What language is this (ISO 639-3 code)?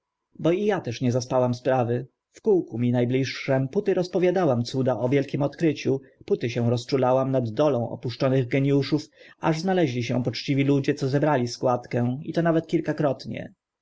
pol